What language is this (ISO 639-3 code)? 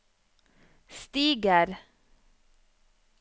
nor